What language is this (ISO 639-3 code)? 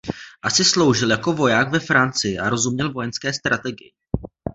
ces